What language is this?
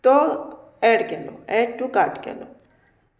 Konkani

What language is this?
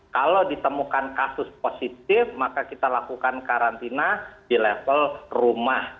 Indonesian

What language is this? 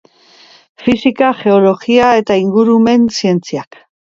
Basque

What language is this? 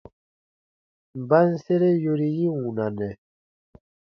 Baatonum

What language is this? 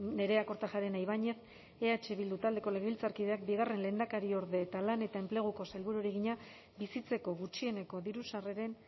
Basque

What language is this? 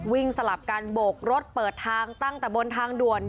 Thai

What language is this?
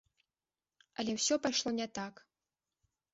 Belarusian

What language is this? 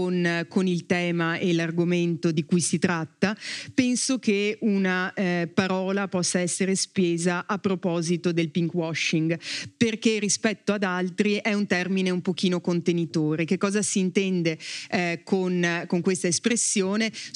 Italian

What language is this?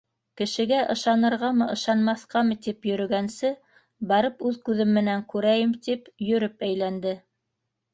Bashkir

